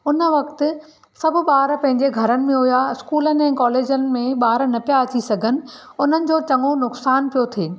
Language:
Sindhi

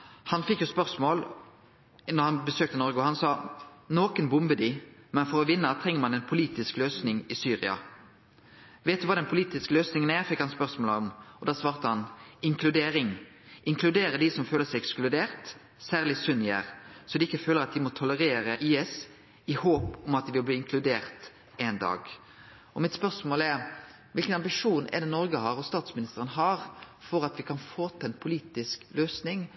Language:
Norwegian Nynorsk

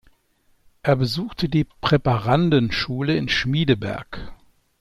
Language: German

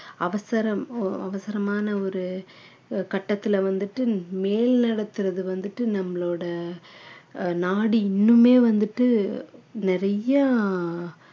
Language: Tamil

